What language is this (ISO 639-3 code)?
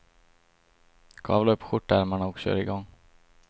swe